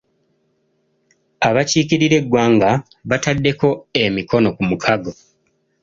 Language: Ganda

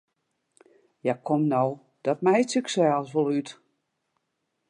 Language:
Western Frisian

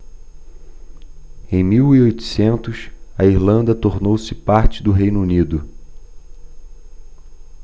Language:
Portuguese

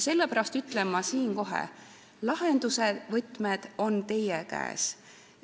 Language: Estonian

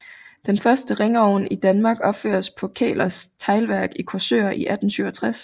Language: Danish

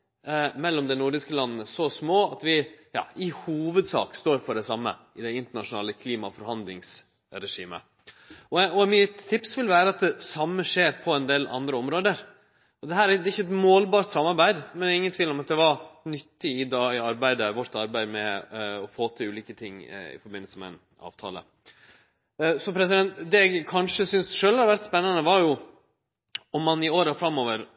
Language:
Norwegian Nynorsk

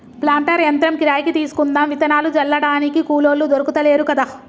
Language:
Telugu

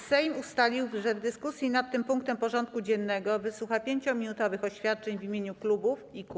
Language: Polish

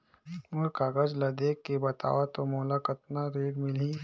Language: Chhattisgarhi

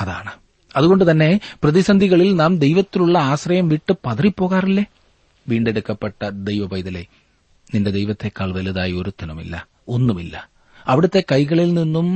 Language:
Malayalam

